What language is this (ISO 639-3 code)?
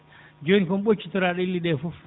ful